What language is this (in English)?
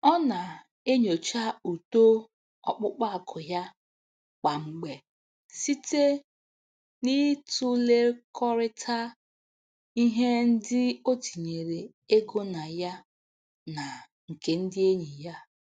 Igbo